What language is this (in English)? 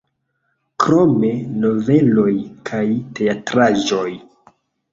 Esperanto